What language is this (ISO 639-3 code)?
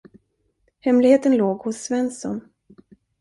swe